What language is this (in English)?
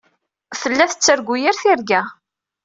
Kabyle